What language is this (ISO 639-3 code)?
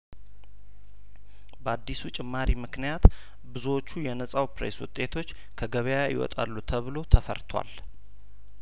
amh